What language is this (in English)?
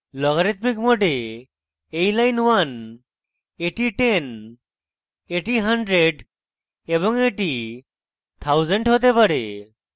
Bangla